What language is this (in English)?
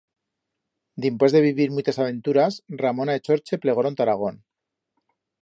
Aragonese